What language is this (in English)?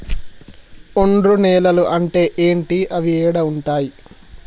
Telugu